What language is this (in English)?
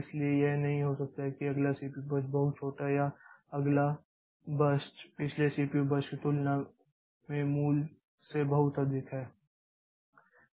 Hindi